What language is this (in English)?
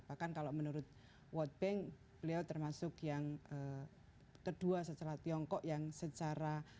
Indonesian